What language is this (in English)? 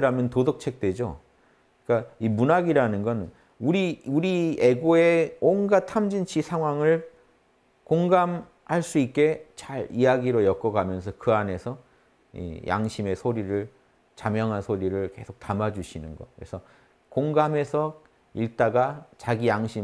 Korean